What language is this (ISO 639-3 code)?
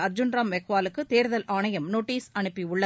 tam